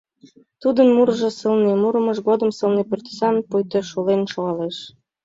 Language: Mari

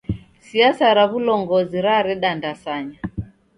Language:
Taita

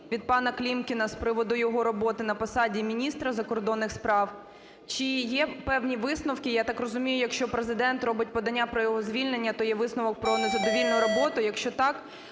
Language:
Ukrainian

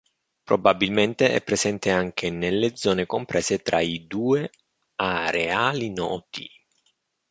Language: Italian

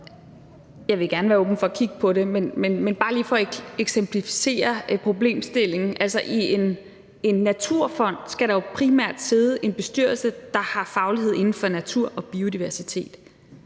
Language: Danish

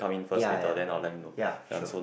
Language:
English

